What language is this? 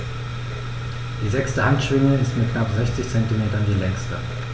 German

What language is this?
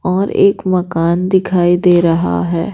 Hindi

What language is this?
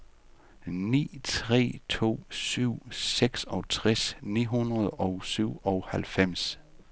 Danish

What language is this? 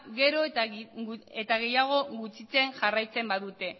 Basque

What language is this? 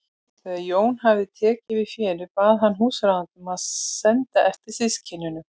Icelandic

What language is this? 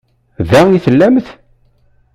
Kabyle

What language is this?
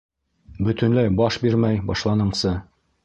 Bashkir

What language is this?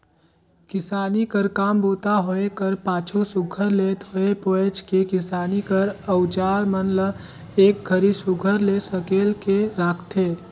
Chhattisgarhi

